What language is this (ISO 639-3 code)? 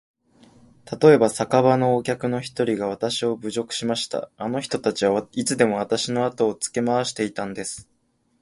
jpn